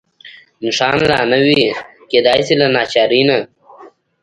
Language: Pashto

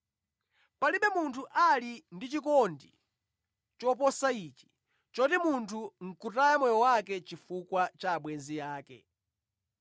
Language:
Nyanja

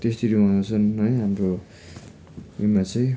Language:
Nepali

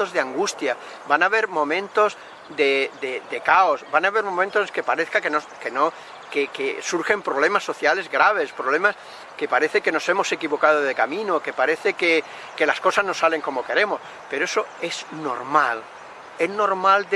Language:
Spanish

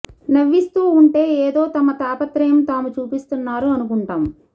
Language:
Telugu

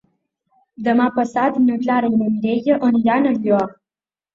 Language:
Catalan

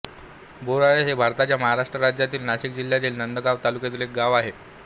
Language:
Marathi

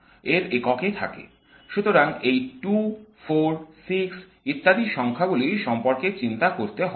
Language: Bangla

